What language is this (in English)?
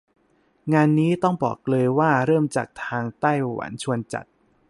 Thai